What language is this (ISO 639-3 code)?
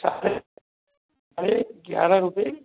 hin